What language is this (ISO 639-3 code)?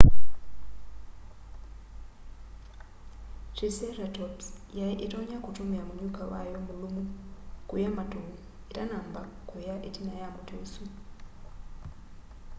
kam